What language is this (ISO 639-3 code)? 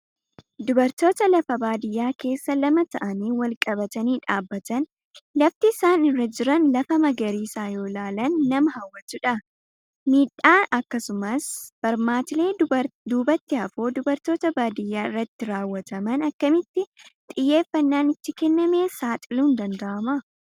orm